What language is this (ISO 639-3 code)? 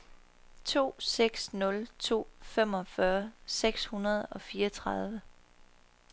dan